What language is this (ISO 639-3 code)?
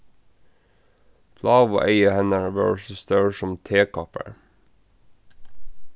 fao